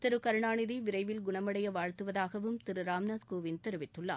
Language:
Tamil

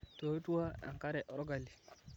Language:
Masai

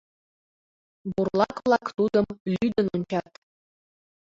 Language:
Mari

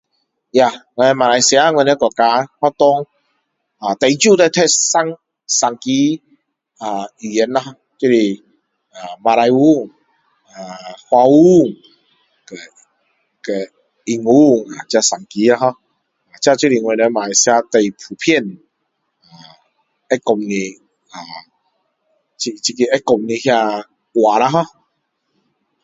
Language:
Min Dong Chinese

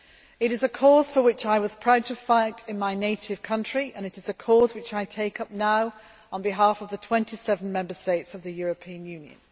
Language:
English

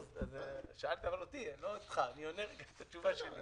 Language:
Hebrew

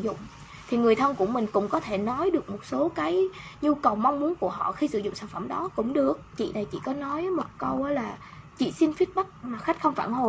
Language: Vietnamese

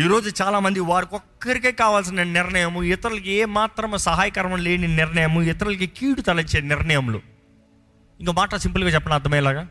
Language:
Telugu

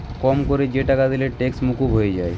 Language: Bangla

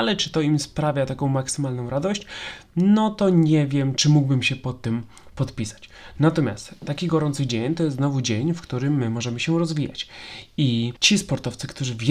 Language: Polish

